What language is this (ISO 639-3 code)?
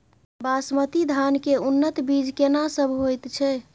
mai